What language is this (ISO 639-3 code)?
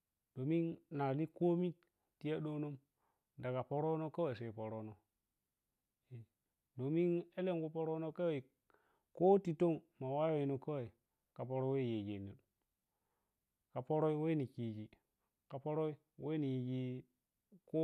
piy